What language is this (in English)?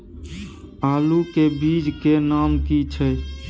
Maithili